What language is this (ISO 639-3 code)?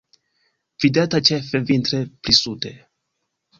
epo